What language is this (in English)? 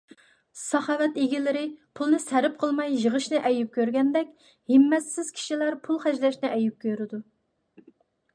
Uyghur